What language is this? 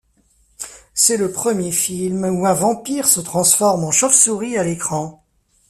French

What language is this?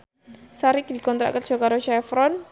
Javanese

